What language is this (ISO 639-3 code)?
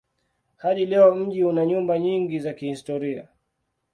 swa